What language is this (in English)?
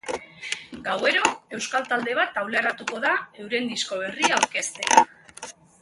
Basque